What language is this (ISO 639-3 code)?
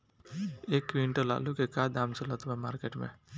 bho